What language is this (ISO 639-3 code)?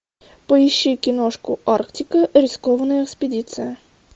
rus